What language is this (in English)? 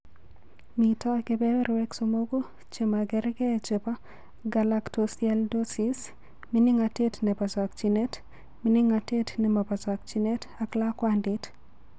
Kalenjin